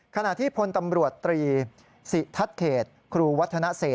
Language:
Thai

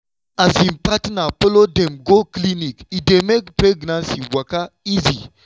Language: Nigerian Pidgin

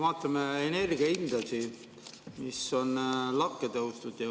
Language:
Estonian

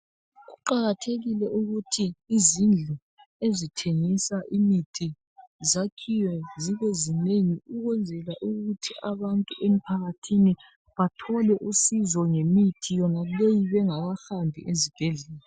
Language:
North Ndebele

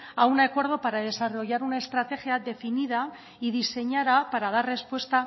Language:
Spanish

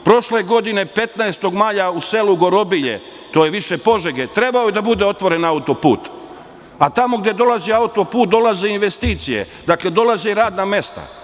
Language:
Serbian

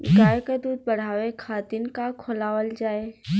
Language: Bhojpuri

